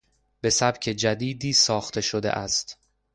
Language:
Persian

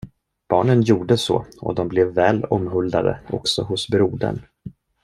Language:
Swedish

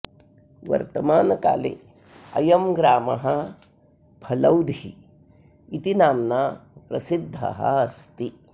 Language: Sanskrit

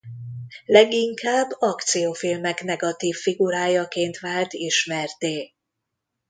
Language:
Hungarian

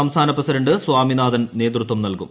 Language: Malayalam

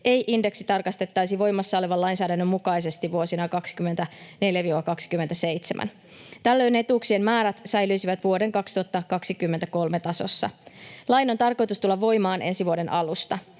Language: Finnish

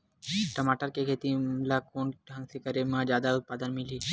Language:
Chhattisgarhi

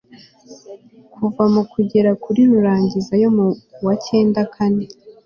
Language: Kinyarwanda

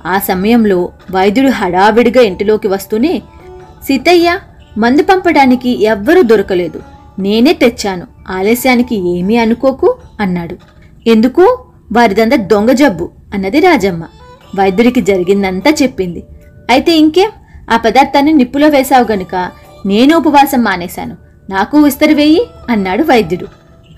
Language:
Telugu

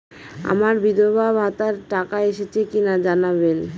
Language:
Bangla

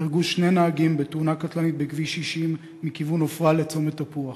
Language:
Hebrew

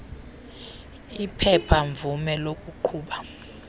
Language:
Xhosa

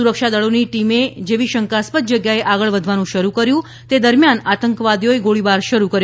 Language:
Gujarati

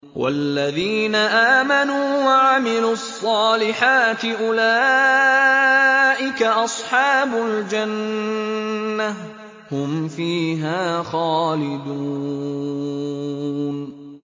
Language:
Arabic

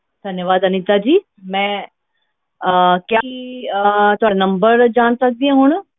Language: Punjabi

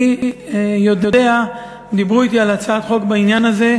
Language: Hebrew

